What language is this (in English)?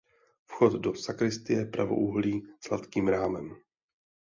Czech